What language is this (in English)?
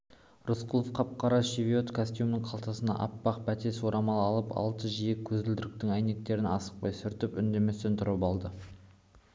Kazakh